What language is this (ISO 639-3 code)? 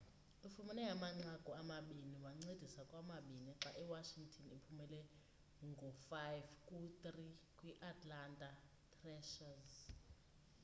xho